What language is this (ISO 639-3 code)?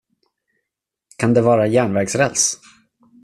swe